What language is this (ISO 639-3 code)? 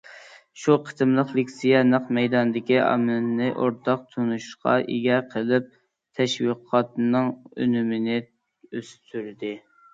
uig